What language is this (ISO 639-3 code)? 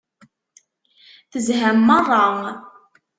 kab